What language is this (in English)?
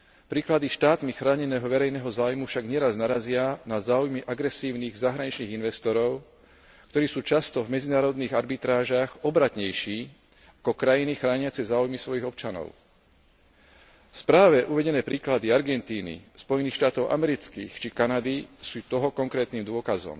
Slovak